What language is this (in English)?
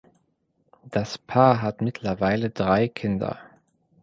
German